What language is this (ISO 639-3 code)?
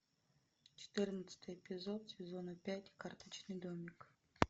rus